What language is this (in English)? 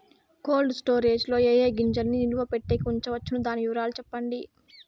Telugu